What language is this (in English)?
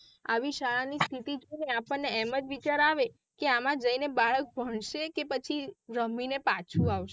Gujarati